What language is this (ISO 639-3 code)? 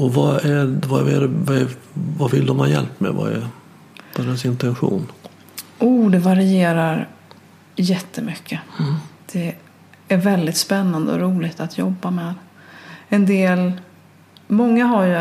swe